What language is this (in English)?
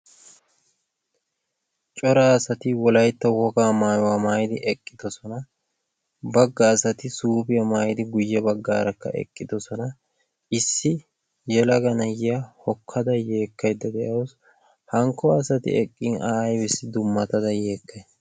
Wolaytta